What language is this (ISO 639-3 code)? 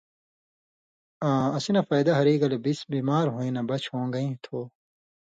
mvy